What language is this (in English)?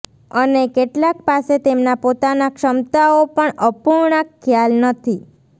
Gujarati